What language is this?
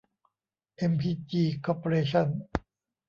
Thai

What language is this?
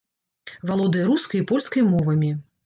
Belarusian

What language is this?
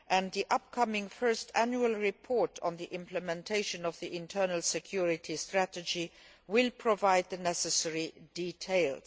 English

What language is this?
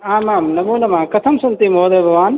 Sanskrit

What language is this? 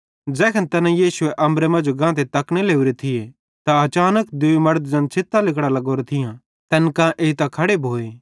Bhadrawahi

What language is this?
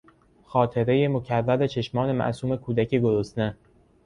Persian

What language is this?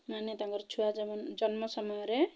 Odia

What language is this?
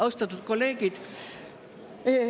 Estonian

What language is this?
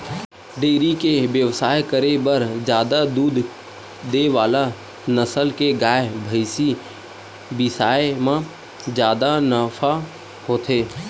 Chhattisgarhi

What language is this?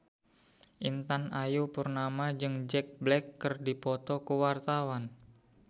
Sundanese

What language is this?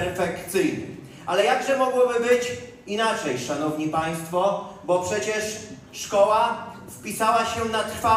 Polish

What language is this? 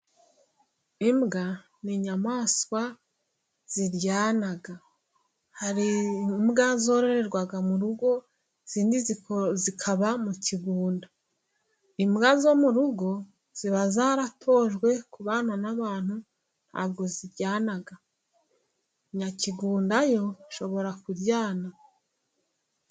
Kinyarwanda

